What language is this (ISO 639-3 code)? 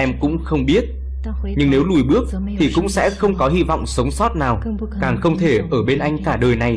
vie